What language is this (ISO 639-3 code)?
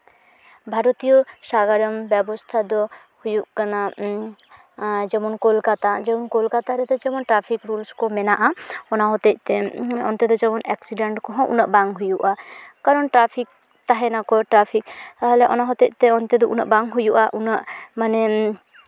sat